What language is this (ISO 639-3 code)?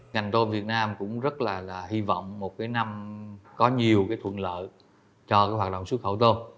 vie